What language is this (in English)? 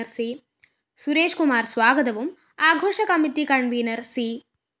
Malayalam